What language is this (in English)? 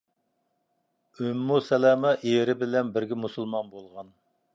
Uyghur